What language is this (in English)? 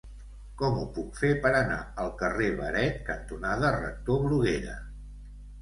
Catalan